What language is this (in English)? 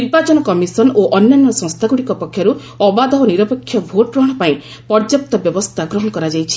Odia